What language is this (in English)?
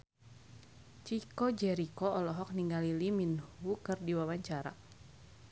Sundanese